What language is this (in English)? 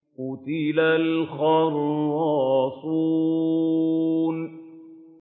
Arabic